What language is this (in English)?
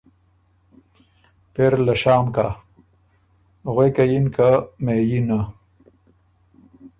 Ormuri